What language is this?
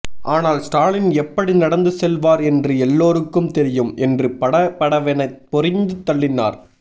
Tamil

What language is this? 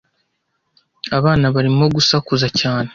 Kinyarwanda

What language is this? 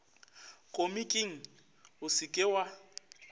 Northern Sotho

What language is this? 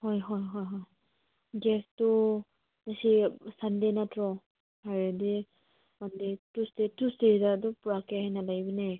Manipuri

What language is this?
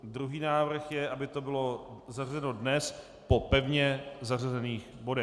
Czech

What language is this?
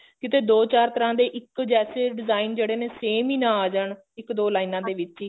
Punjabi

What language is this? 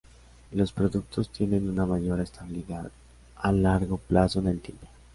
Spanish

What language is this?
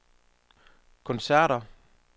Danish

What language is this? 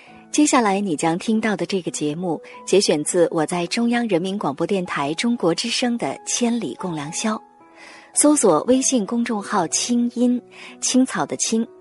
Chinese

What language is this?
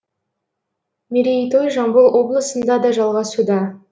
Kazakh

